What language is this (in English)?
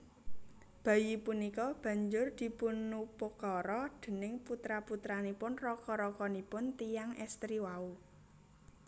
Javanese